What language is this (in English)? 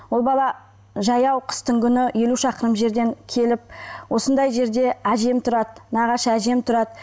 Kazakh